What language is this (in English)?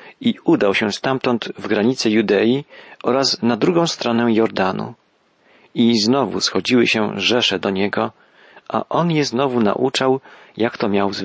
Polish